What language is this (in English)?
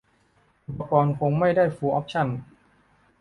Thai